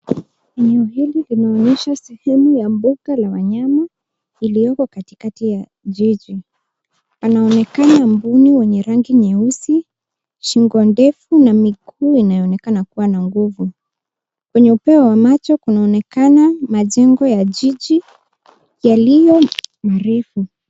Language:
Swahili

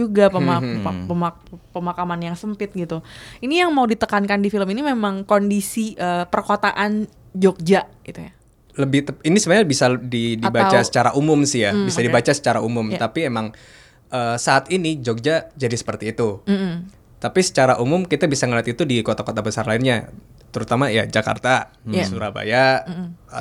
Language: Indonesian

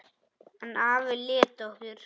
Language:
Icelandic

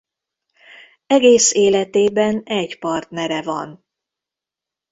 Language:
Hungarian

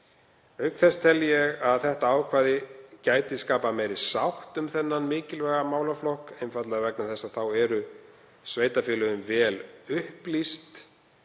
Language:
Icelandic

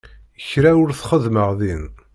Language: Kabyle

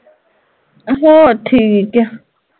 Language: Punjabi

